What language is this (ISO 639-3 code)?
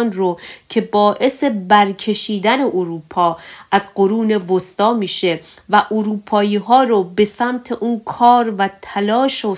fas